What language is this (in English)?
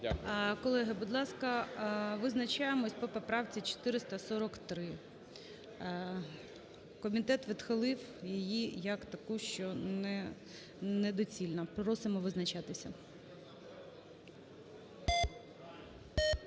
Ukrainian